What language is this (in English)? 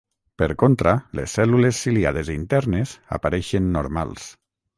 Catalan